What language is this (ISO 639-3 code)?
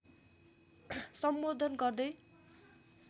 nep